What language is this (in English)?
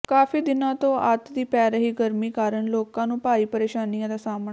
Punjabi